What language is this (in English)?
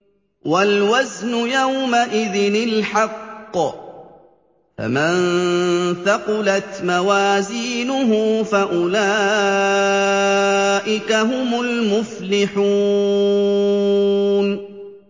Arabic